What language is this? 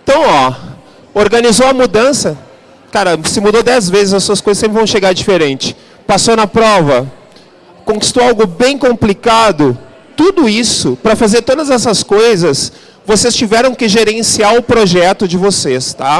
Portuguese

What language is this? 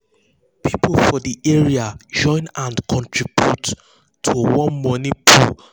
Nigerian Pidgin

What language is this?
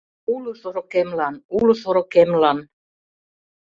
Mari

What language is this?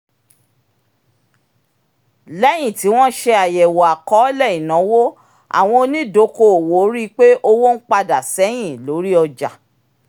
Yoruba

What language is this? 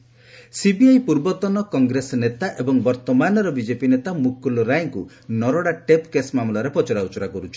Odia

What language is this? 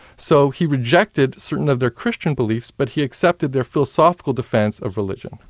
English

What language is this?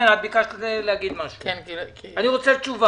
Hebrew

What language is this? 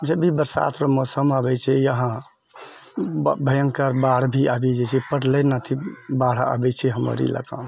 Maithili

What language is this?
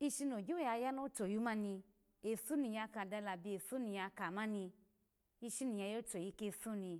Alago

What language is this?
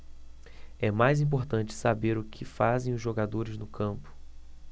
Portuguese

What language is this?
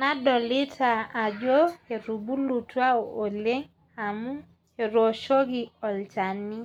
Masai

